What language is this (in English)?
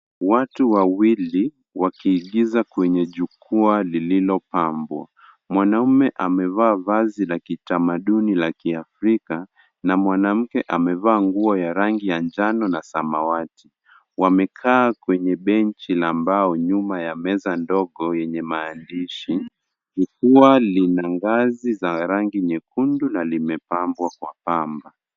Swahili